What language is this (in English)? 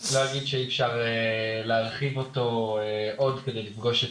Hebrew